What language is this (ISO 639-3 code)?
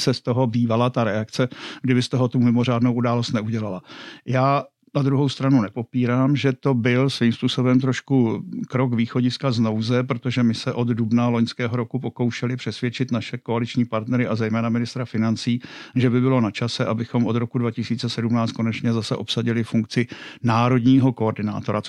ces